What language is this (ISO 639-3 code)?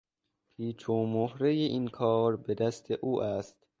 fas